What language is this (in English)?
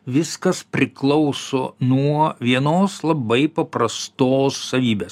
Lithuanian